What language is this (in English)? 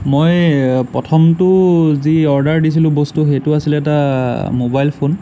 Assamese